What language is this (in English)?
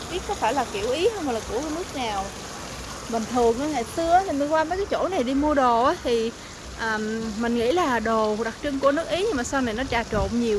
Vietnamese